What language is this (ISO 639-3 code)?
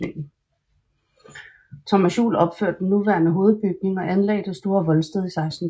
dan